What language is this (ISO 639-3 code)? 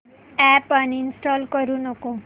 mar